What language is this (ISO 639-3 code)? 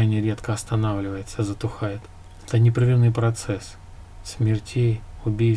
rus